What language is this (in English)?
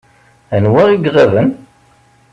Kabyle